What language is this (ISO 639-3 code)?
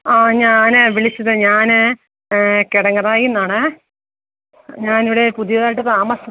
mal